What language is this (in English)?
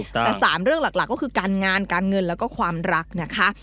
Thai